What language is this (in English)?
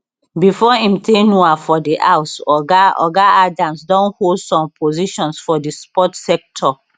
Nigerian Pidgin